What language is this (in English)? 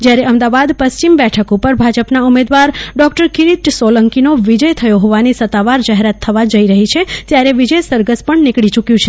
Gujarati